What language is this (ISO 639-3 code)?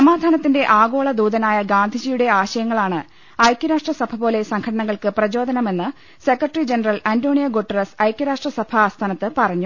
mal